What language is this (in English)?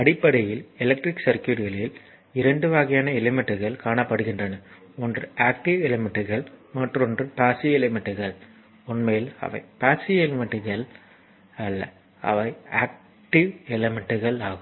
Tamil